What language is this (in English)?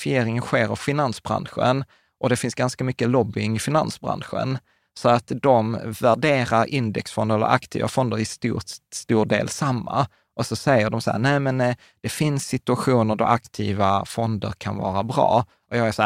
Swedish